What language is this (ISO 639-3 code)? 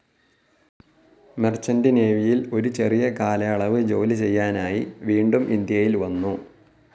mal